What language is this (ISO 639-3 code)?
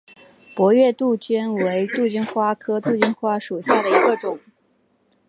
zho